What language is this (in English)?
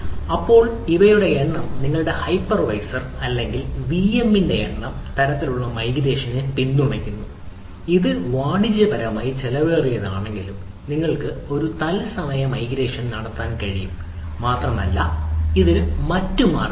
Malayalam